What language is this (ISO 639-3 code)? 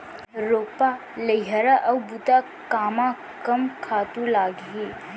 hne